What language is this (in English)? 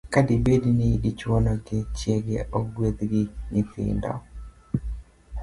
Luo (Kenya and Tanzania)